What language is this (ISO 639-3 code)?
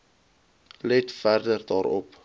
afr